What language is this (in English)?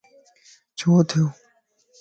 Lasi